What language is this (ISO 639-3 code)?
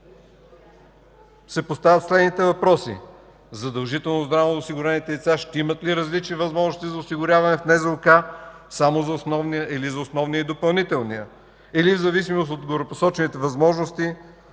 bul